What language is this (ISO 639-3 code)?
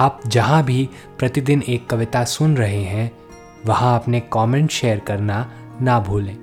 hin